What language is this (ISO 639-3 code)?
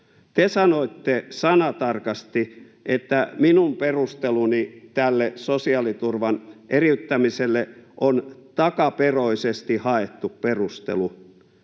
fin